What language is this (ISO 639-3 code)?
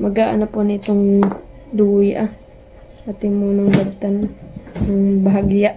fil